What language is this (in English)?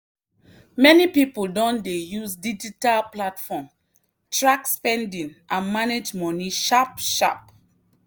Nigerian Pidgin